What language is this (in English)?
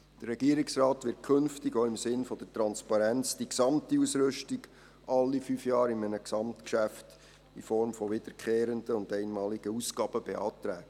Swiss German